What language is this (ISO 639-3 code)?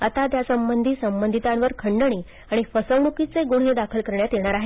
mar